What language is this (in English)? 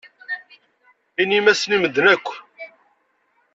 Kabyle